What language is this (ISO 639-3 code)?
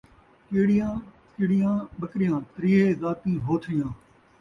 skr